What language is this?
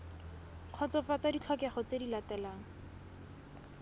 Tswana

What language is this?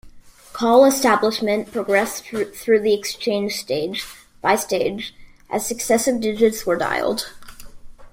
English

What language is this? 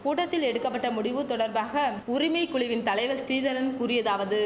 Tamil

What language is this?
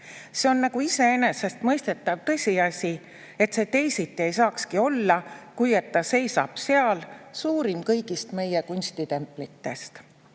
Estonian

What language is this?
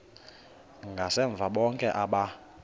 Xhosa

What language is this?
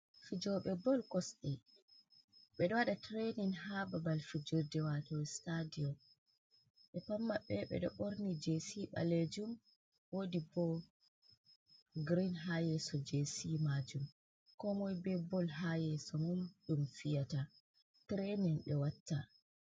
Fula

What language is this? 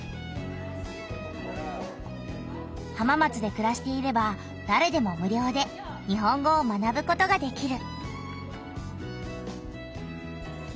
Japanese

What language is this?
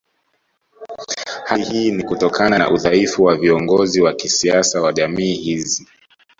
Swahili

